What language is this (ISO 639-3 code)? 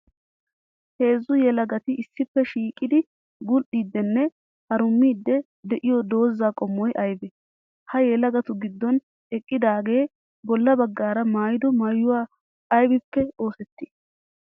wal